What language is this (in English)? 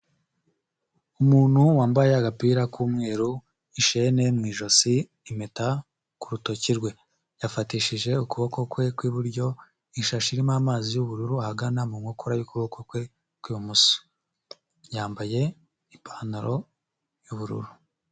Kinyarwanda